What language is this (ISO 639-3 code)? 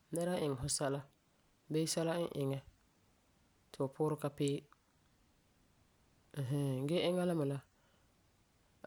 gur